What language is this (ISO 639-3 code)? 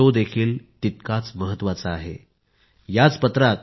mar